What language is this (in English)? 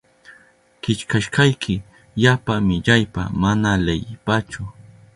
Southern Pastaza Quechua